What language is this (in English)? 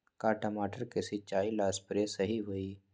Magahi